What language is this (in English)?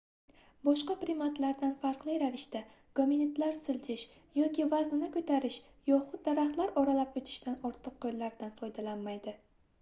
Uzbek